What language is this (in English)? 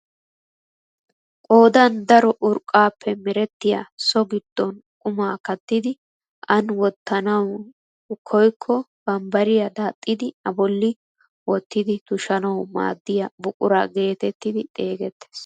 Wolaytta